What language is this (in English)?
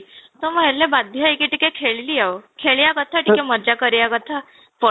Odia